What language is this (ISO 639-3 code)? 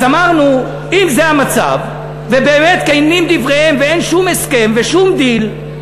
heb